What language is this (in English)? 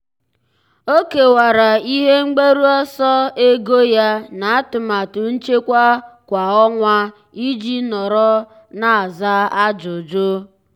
Igbo